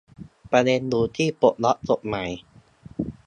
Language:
Thai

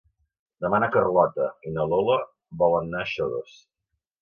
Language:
Catalan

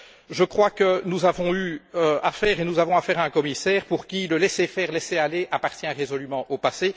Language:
French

